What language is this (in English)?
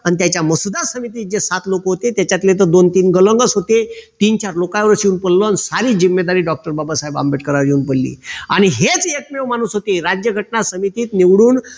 Marathi